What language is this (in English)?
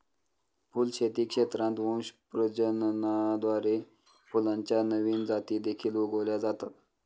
Marathi